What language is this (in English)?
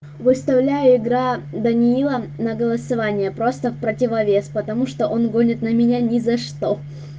Russian